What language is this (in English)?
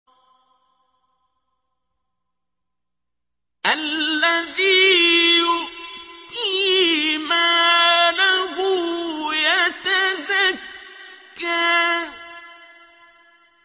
Arabic